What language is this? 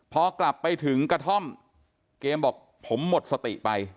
Thai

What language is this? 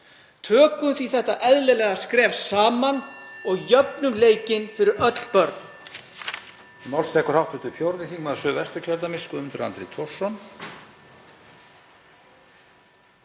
Icelandic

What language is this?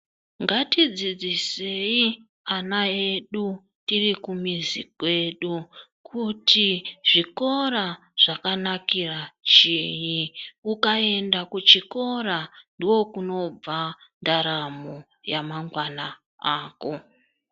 Ndau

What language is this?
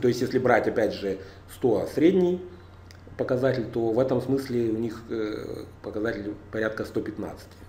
Russian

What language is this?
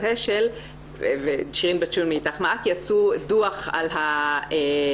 Hebrew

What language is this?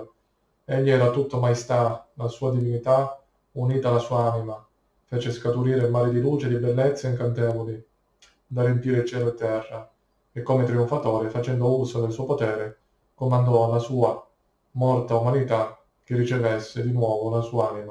Italian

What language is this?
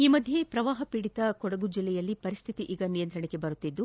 Kannada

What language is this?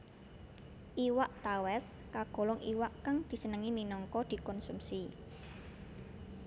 Javanese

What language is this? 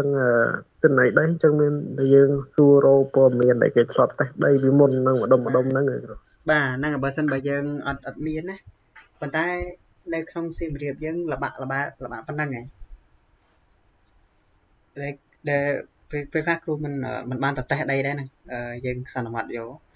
Thai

